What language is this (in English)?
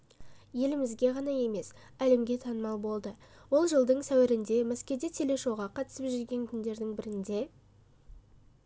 Kazakh